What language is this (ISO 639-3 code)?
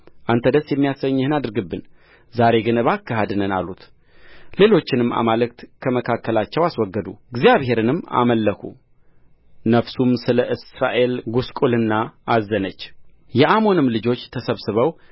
amh